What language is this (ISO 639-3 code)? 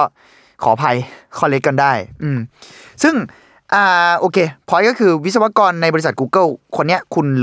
tha